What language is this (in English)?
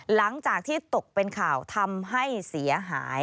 Thai